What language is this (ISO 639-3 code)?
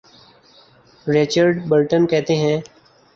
urd